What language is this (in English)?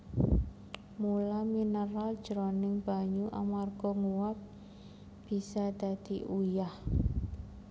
Javanese